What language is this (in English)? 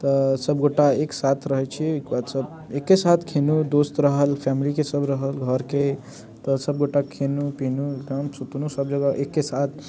Maithili